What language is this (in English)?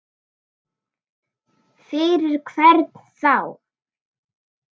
Icelandic